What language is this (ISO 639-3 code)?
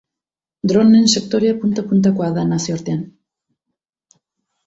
eus